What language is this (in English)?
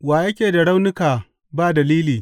Hausa